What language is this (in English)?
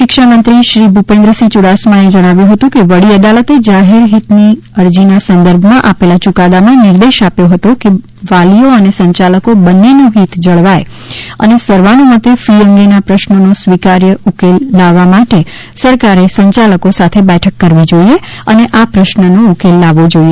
Gujarati